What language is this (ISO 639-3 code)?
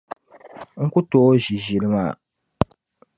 dag